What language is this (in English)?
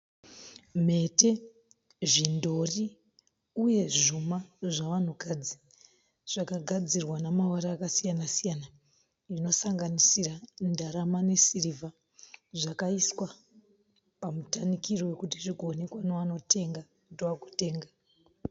Shona